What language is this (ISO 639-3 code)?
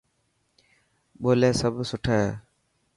mki